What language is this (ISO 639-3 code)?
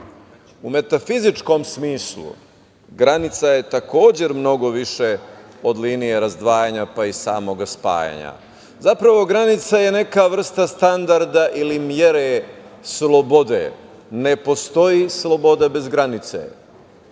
srp